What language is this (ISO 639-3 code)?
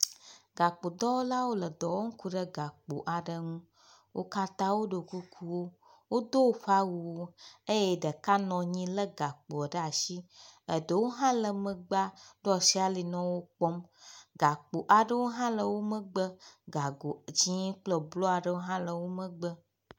ewe